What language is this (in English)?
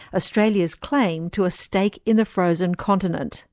English